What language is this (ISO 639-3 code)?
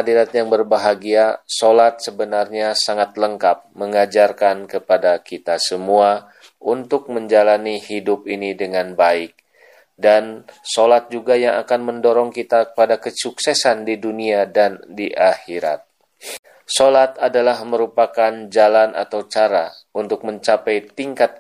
ind